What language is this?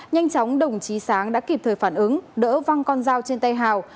Vietnamese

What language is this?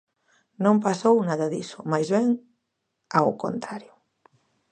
Galician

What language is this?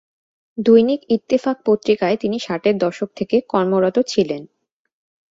Bangla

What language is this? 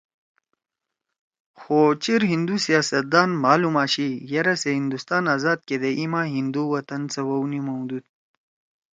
Torwali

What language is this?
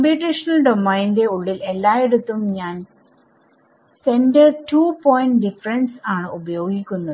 Malayalam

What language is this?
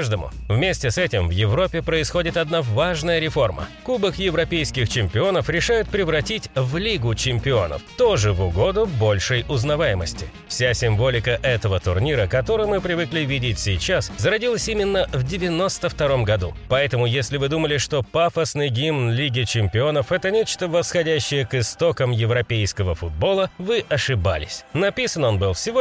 Russian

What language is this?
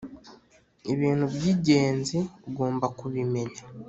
Kinyarwanda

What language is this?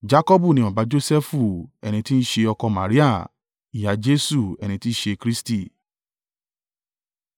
Yoruba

